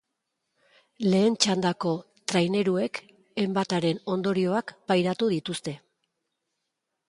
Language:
Basque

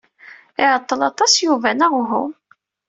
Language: Kabyle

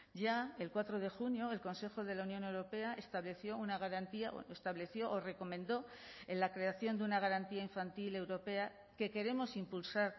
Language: Spanish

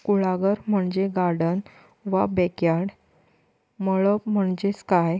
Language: Konkani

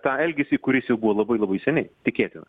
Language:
Lithuanian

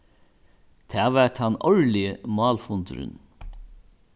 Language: Faroese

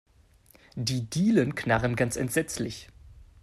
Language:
German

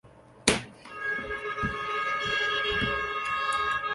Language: Chinese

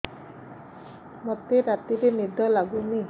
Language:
Odia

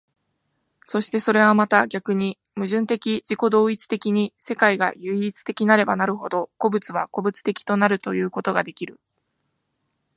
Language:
Japanese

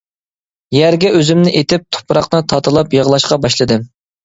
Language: Uyghur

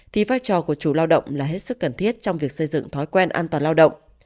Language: Vietnamese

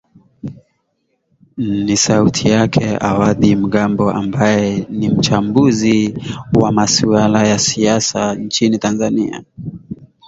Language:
Swahili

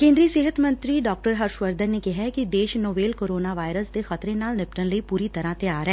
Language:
Punjabi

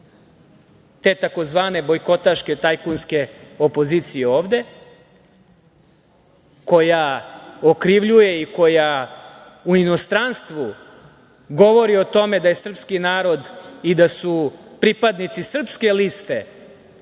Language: Serbian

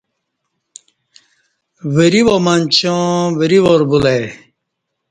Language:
Kati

